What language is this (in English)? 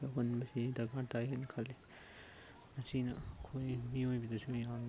Manipuri